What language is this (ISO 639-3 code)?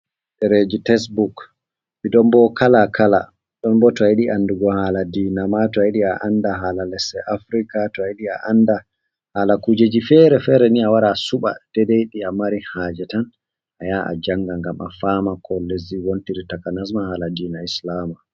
ful